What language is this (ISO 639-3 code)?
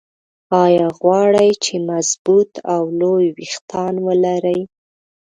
pus